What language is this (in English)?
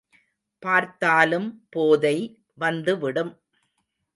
Tamil